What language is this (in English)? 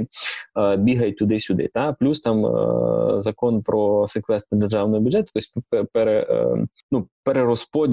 Ukrainian